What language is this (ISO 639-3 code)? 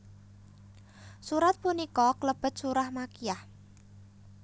jav